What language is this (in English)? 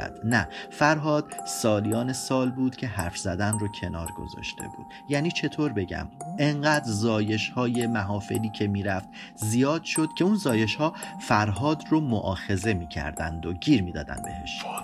Persian